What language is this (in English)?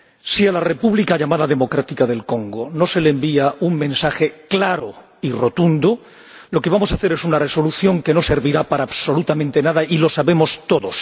Spanish